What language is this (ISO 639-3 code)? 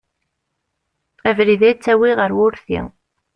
kab